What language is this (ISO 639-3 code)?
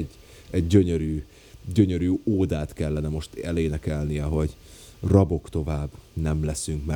hun